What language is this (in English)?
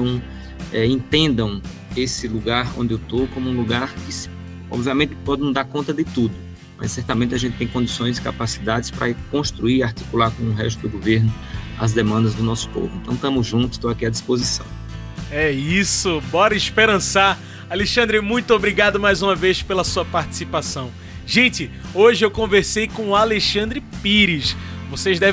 Portuguese